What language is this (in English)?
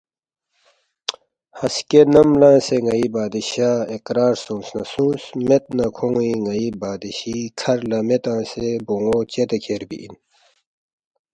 Balti